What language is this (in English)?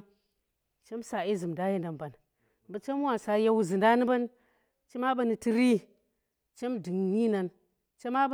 Tera